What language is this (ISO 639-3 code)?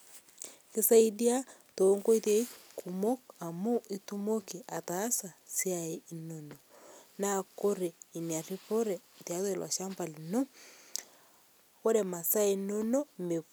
mas